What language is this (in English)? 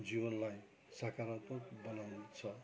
Nepali